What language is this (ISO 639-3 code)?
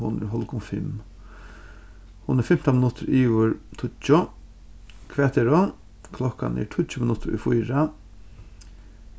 fao